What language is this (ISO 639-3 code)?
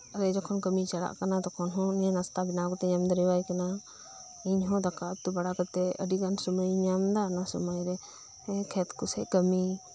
sat